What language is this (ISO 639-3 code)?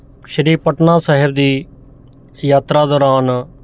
pan